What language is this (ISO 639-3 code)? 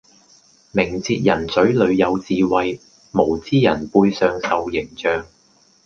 yue